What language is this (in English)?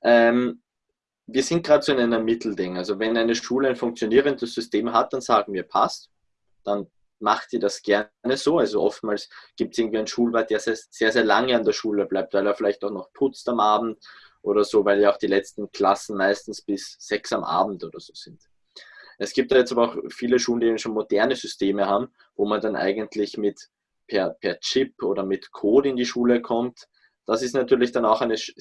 German